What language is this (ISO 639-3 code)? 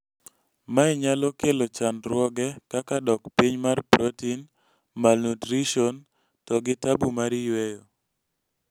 luo